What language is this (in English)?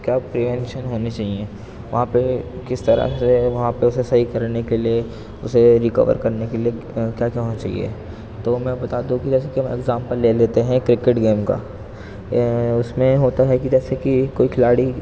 Urdu